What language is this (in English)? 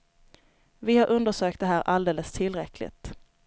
Swedish